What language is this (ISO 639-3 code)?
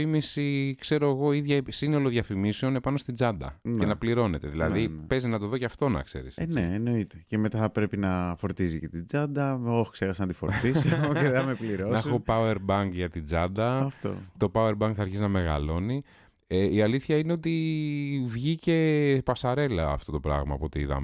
ell